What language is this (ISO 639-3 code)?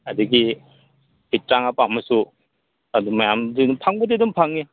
mni